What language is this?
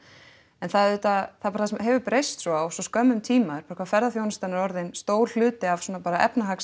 Icelandic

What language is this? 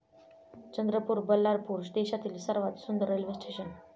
Marathi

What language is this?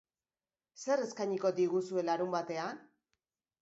Basque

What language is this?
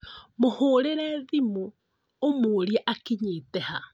Kikuyu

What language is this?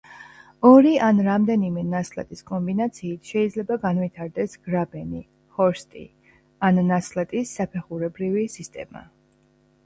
Georgian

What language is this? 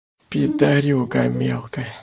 Russian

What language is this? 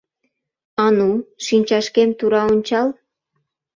Mari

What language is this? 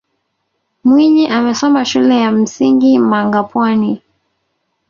Swahili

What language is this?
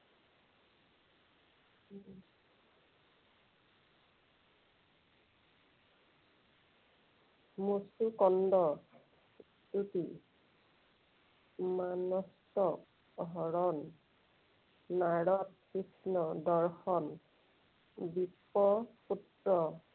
Assamese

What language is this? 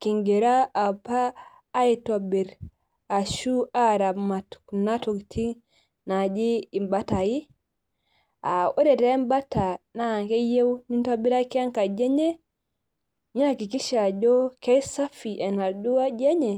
Masai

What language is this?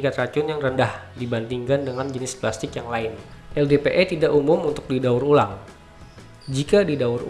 Indonesian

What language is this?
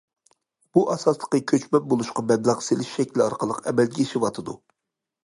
Uyghur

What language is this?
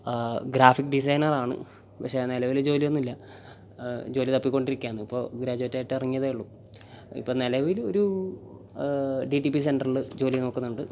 Malayalam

